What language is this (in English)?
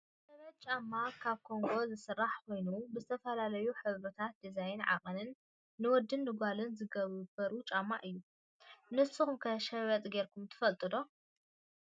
Tigrinya